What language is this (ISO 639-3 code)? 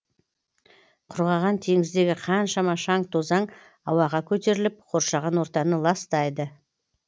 kaz